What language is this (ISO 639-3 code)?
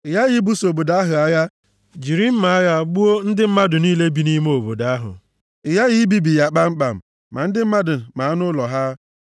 ibo